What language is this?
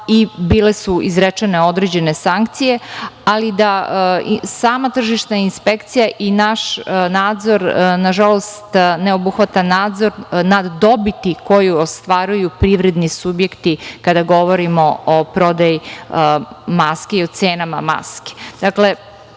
Serbian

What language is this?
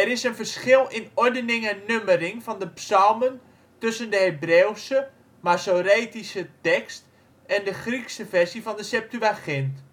Dutch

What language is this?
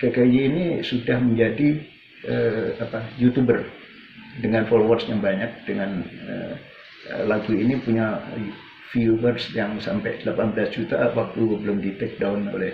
Indonesian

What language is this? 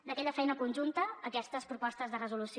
Catalan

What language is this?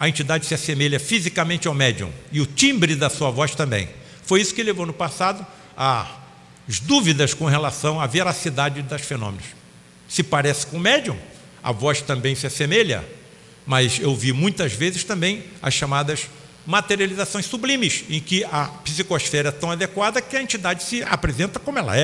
Portuguese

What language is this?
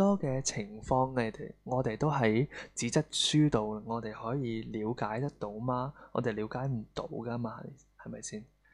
Chinese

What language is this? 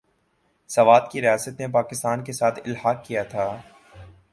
Urdu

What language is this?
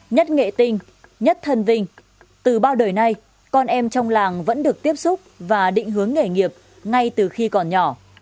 Vietnamese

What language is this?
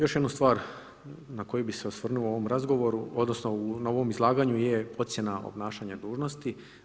Croatian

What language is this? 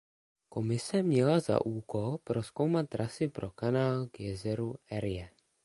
Czech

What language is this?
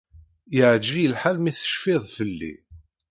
Kabyle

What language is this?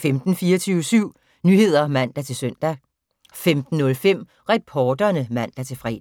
Danish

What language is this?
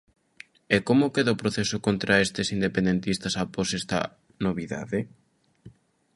Galician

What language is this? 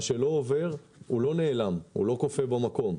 Hebrew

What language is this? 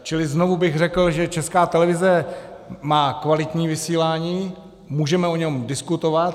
Czech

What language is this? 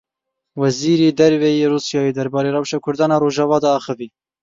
Kurdish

